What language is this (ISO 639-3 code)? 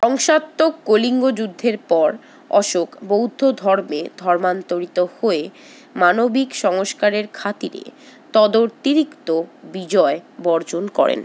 ben